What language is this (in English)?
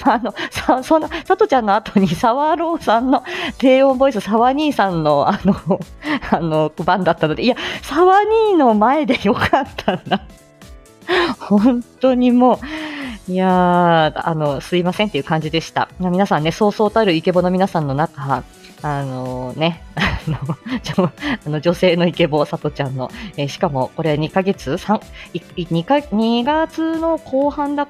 Japanese